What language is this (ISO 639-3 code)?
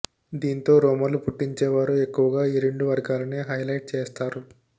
tel